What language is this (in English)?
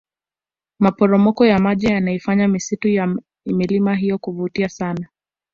Swahili